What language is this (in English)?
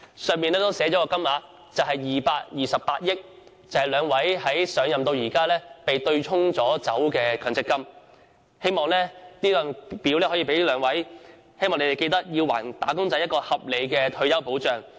Cantonese